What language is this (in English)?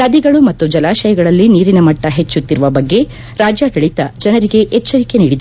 Kannada